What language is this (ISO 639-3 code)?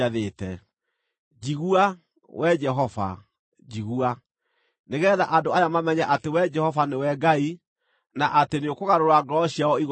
kik